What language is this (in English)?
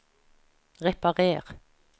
Norwegian